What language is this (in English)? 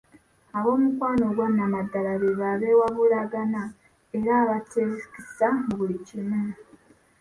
Ganda